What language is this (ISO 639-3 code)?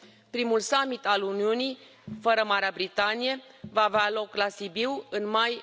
ron